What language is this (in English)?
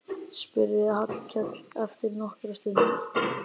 Icelandic